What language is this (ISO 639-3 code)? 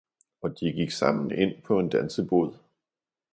dan